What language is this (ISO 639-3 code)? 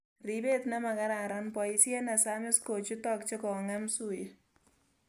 kln